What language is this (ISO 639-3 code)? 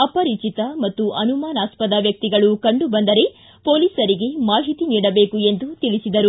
kan